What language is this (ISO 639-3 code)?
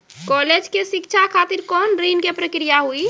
mai